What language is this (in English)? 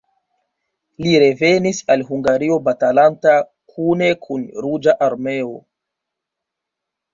Esperanto